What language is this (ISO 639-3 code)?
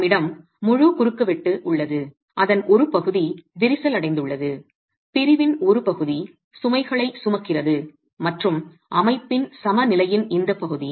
tam